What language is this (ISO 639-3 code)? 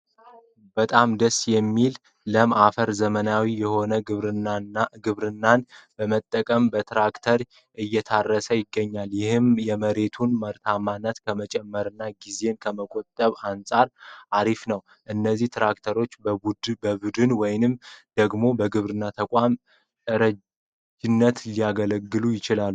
amh